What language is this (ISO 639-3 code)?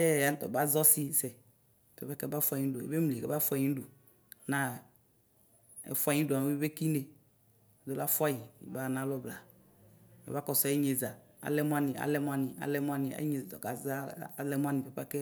kpo